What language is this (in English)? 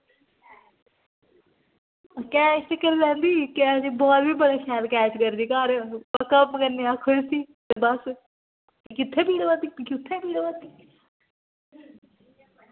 Dogri